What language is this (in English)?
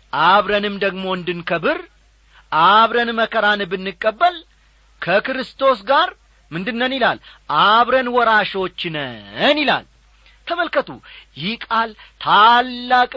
Amharic